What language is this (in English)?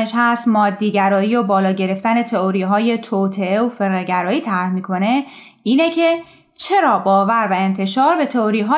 Persian